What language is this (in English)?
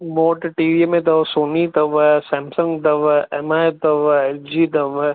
Sindhi